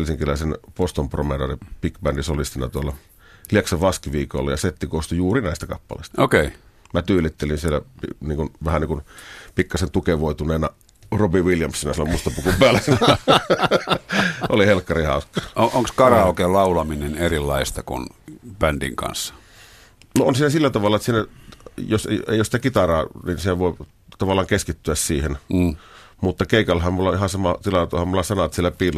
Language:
Finnish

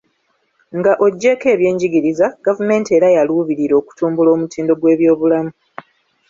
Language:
Ganda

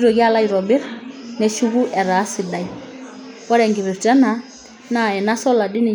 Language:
Masai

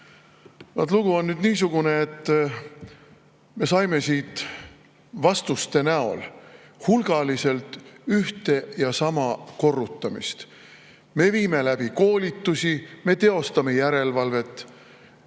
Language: Estonian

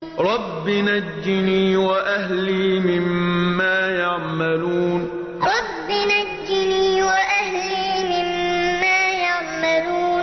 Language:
Arabic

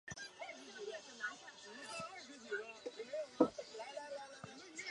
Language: Chinese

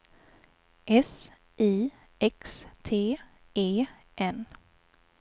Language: Swedish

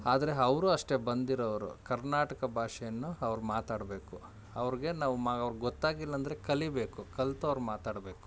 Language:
Kannada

